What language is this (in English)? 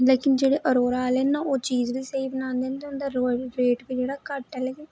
Dogri